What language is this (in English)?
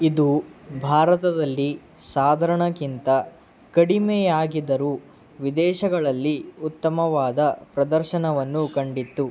Kannada